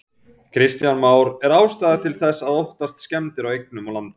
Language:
Icelandic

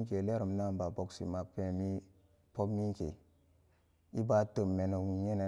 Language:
Samba Daka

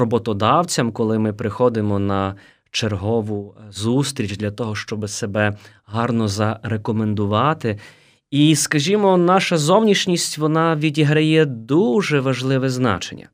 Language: Ukrainian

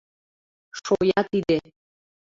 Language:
Mari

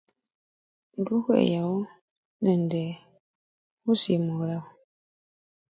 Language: Luyia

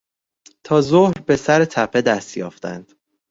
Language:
Persian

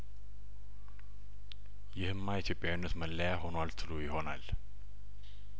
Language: Amharic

